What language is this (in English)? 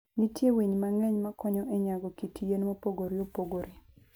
Luo (Kenya and Tanzania)